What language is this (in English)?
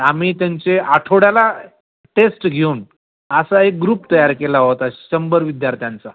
Marathi